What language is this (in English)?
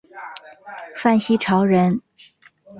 Chinese